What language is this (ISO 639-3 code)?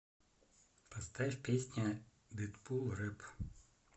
rus